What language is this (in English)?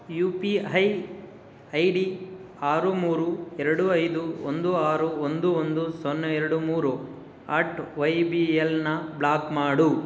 Kannada